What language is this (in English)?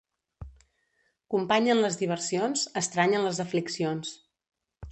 Catalan